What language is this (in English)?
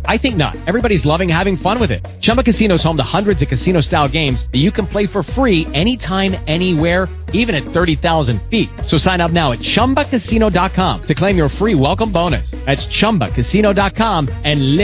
English